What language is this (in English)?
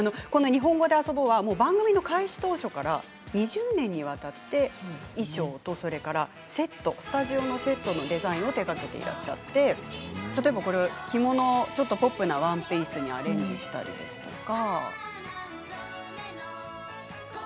Japanese